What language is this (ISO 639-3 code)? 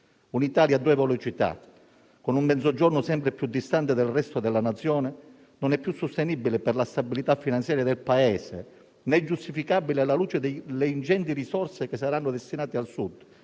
ita